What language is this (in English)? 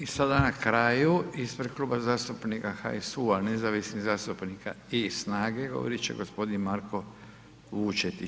Croatian